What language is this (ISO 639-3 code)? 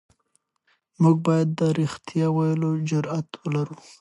pus